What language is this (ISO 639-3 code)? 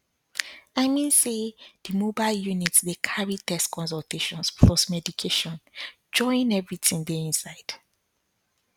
pcm